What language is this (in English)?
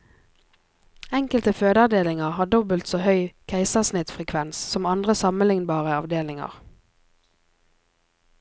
Norwegian